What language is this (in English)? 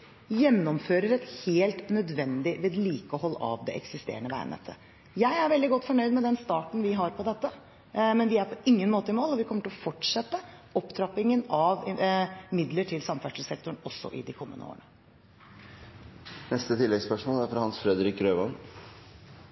Norwegian Bokmål